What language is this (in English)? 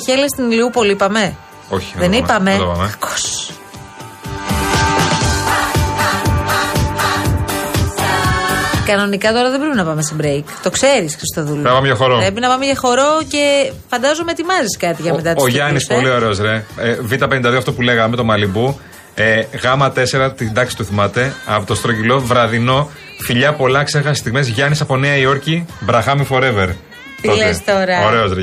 Greek